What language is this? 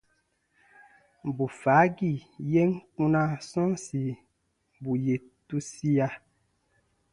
Baatonum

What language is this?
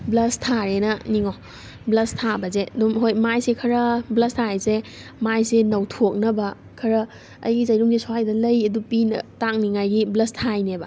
Manipuri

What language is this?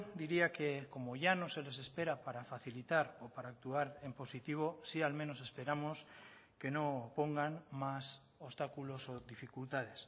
Spanish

